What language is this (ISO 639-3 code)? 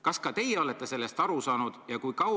est